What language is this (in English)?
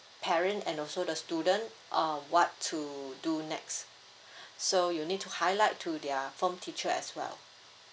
English